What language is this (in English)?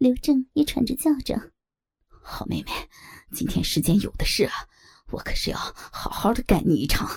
Chinese